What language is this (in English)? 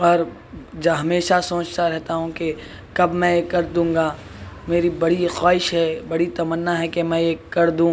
Urdu